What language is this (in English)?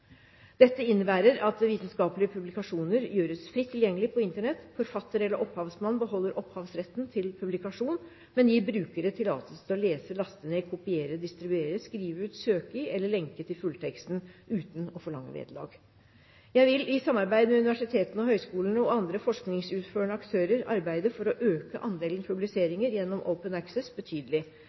Norwegian Bokmål